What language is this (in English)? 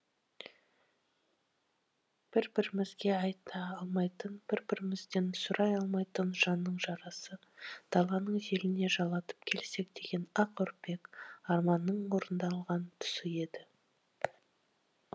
Kazakh